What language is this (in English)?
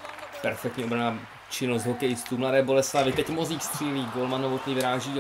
Czech